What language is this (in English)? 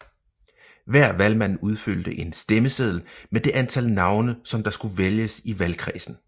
Danish